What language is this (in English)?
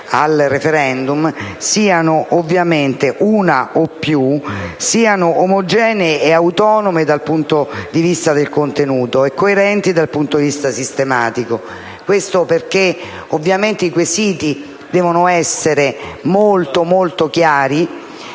Italian